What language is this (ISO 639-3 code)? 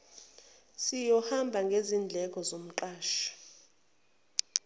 zul